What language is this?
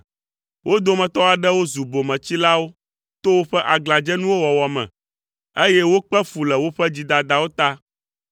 Ewe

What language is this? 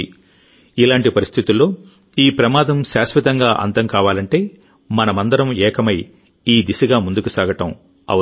Telugu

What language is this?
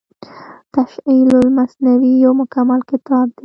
Pashto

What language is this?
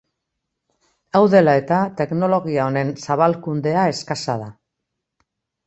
Basque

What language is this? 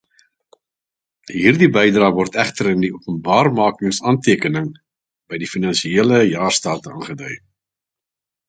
Afrikaans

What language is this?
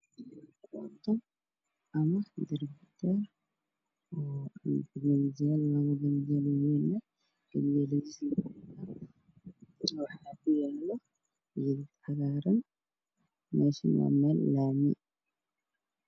Somali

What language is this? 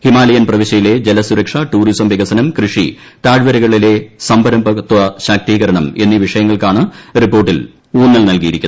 Malayalam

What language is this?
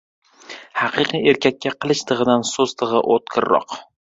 Uzbek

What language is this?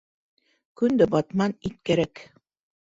Bashkir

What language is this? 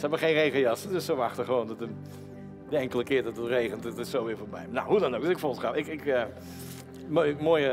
Dutch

